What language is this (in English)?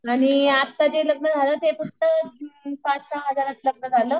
Marathi